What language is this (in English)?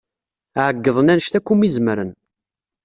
Kabyle